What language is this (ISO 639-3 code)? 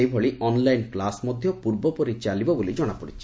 ori